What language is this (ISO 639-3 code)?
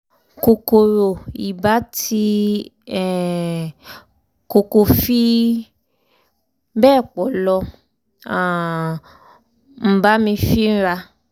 yor